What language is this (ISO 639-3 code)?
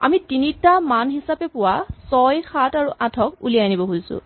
asm